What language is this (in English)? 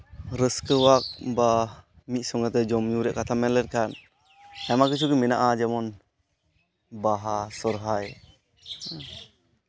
Santali